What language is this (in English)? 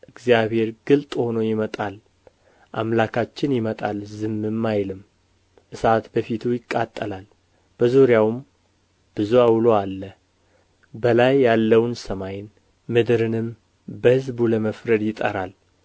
Amharic